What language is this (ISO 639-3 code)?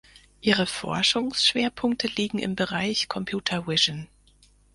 deu